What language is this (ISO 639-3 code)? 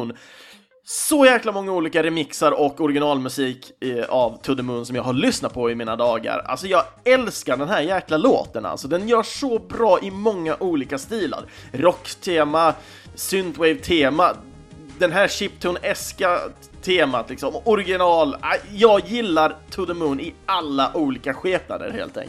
swe